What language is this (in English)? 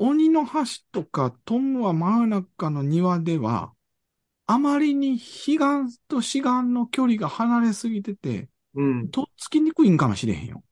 Japanese